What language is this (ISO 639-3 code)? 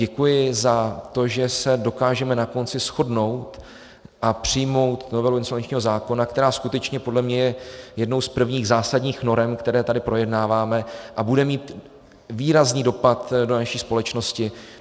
ces